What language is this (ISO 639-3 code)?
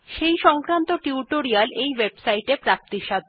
ben